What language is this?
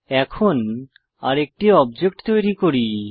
Bangla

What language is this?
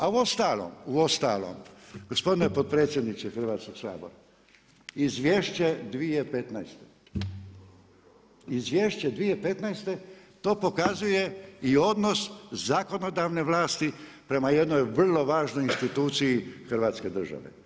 Croatian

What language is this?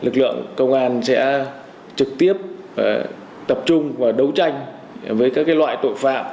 Vietnamese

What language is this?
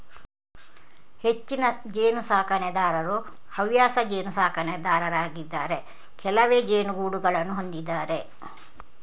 Kannada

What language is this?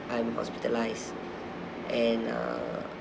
English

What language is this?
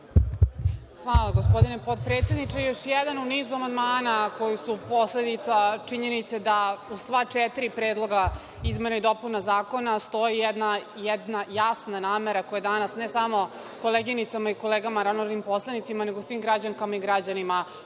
Serbian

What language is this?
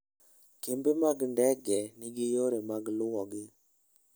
Luo (Kenya and Tanzania)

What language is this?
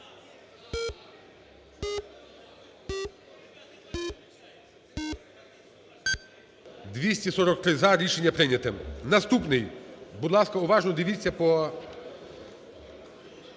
Ukrainian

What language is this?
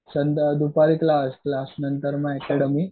Marathi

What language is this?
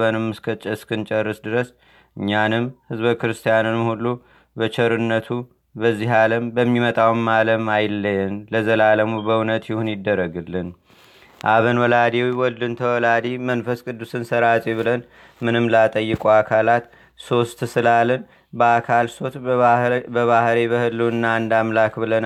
Amharic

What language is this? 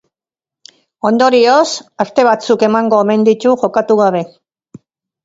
Basque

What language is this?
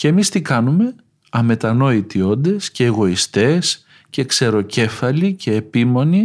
Greek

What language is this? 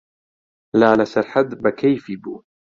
Central Kurdish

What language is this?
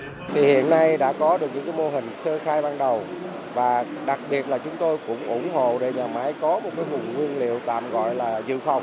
Vietnamese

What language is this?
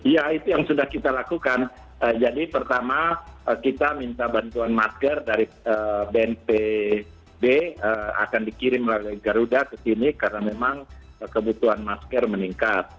Indonesian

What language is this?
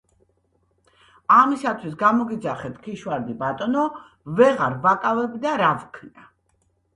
Georgian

